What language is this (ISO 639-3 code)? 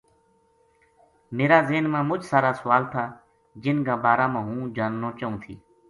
gju